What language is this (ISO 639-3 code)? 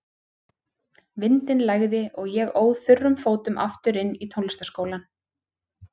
isl